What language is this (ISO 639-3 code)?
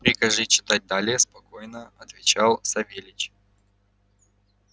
rus